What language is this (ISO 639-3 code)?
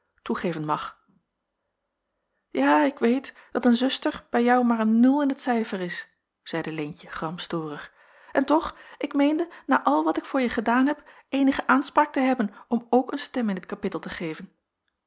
nld